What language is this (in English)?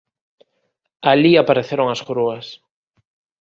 Galician